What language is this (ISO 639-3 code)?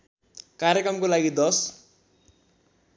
nep